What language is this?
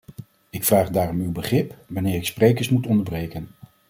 Dutch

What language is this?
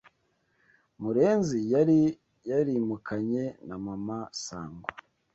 Kinyarwanda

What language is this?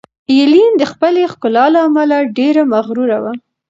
Pashto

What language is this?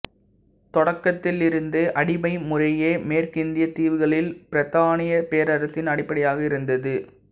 Tamil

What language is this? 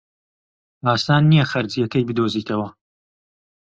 Central Kurdish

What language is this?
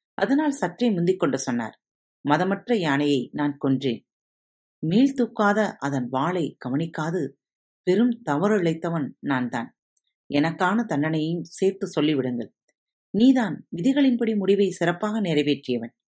Tamil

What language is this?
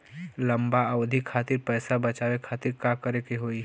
Bhojpuri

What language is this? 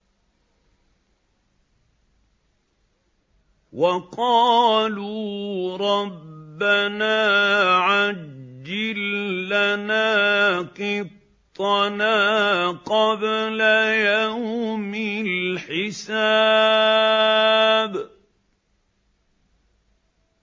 Arabic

